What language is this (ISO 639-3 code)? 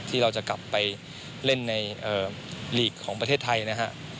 tha